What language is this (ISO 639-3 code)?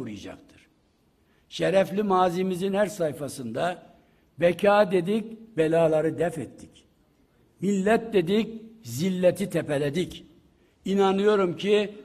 tur